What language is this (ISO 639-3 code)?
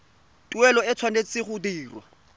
tsn